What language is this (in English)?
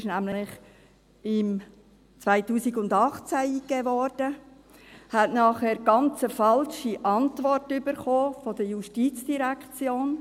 Swiss German